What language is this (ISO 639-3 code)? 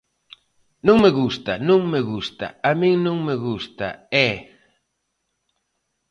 glg